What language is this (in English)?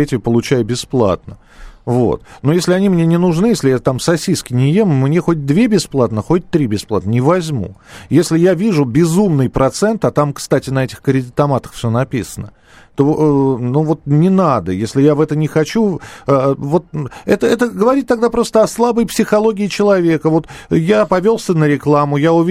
Russian